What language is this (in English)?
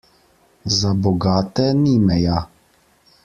Slovenian